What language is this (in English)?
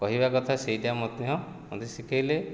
Odia